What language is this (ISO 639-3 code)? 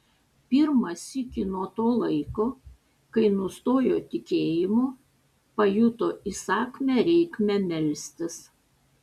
lit